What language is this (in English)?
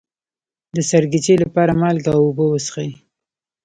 Pashto